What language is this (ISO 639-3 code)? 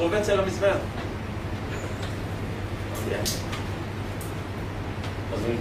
heb